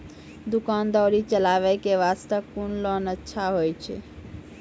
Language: Maithili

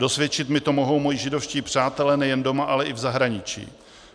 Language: Czech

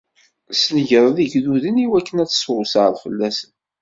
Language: Kabyle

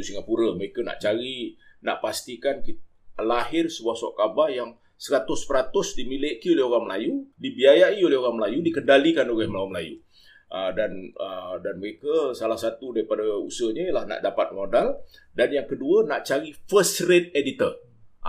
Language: Malay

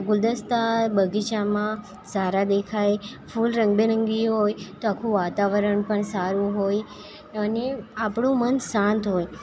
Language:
Gujarati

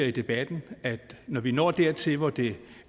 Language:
Danish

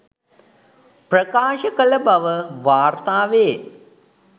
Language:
Sinhala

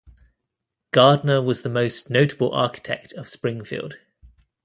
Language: English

